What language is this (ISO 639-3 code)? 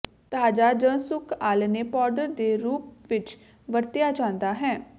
pan